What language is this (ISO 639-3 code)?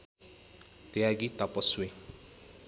nep